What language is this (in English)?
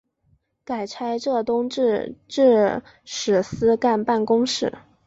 Chinese